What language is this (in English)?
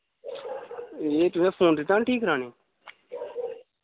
Dogri